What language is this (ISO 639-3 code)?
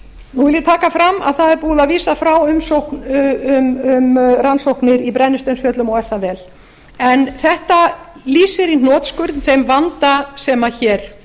isl